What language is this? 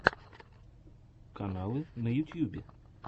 Russian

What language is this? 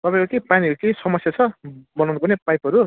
Nepali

